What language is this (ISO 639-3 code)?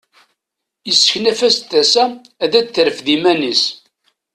kab